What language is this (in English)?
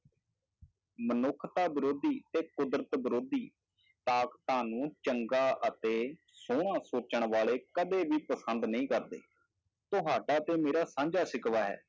Punjabi